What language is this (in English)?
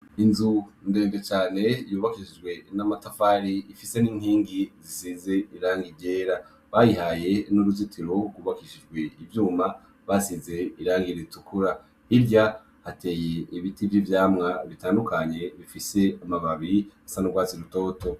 Rundi